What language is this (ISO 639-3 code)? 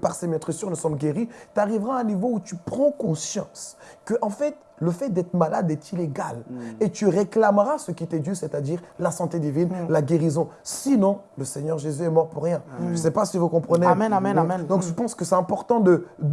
fra